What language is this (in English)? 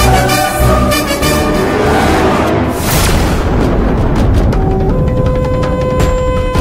Korean